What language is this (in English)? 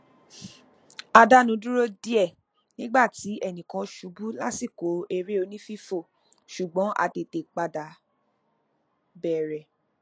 Yoruba